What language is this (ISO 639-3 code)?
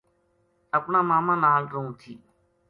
gju